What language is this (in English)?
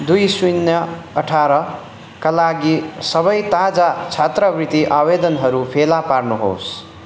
Nepali